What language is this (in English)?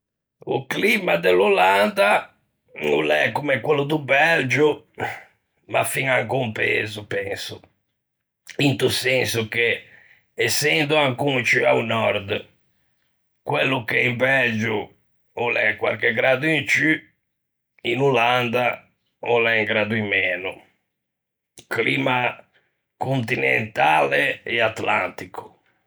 Ligurian